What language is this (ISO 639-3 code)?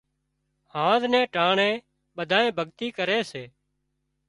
kxp